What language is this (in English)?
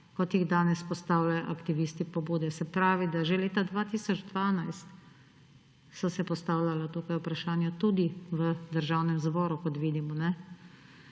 Slovenian